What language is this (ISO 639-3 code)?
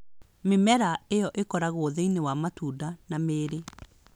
kik